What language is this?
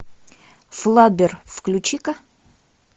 Russian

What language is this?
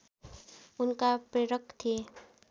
Nepali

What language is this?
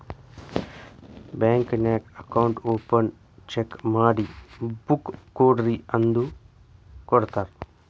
Kannada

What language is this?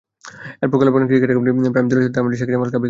Bangla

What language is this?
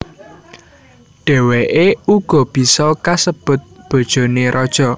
Javanese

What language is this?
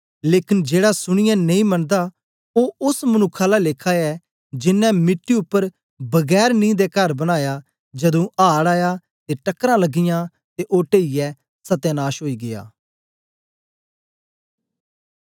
Dogri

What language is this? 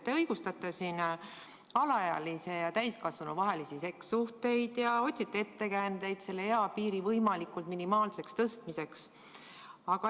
Estonian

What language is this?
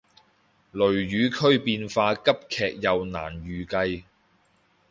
Cantonese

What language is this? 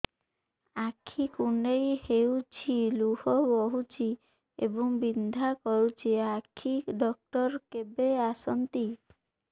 Odia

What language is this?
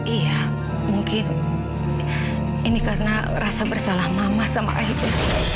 Indonesian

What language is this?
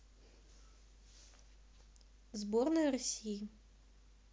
Russian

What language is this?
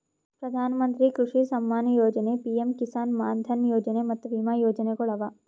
Kannada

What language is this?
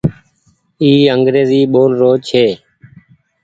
Goaria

